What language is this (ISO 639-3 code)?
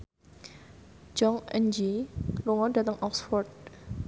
jav